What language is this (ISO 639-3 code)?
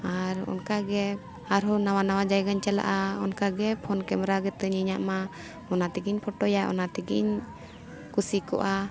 sat